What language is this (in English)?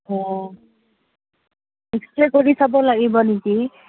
Assamese